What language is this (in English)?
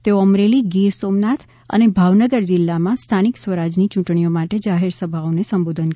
Gujarati